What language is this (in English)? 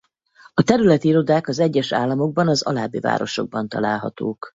Hungarian